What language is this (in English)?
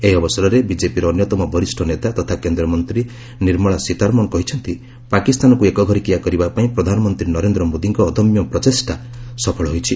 Odia